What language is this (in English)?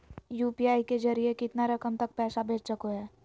Magahi